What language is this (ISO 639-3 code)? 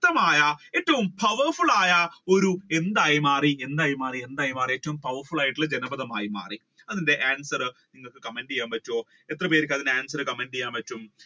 mal